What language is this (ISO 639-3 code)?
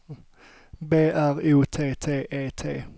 swe